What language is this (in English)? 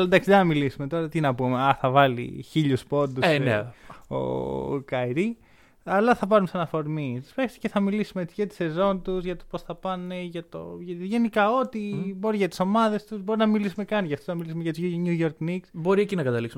Greek